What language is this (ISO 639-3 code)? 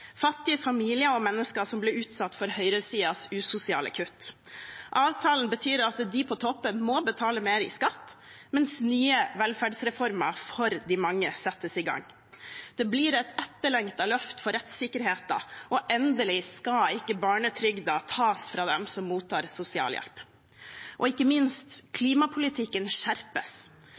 nob